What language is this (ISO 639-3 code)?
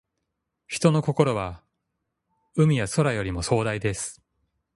jpn